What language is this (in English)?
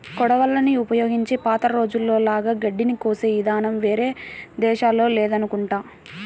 Telugu